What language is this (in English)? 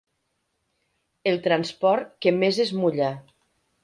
Catalan